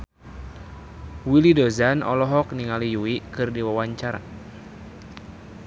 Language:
Sundanese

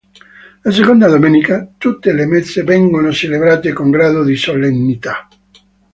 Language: Italian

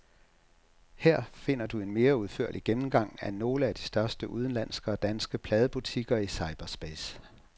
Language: Danish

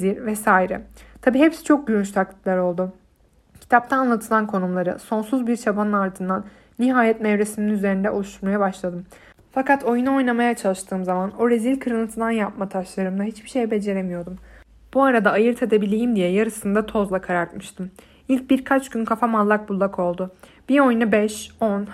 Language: Turkish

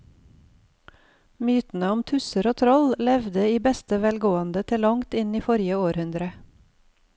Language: Norwegian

